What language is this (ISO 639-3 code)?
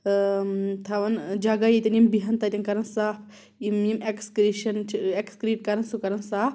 kas